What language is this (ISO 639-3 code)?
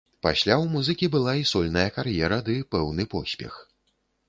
bel